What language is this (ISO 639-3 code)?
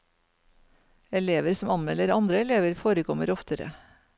nor